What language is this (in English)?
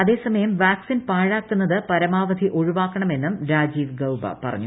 Malayalam